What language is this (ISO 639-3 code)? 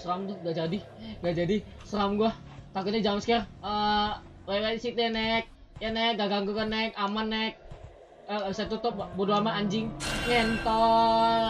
ind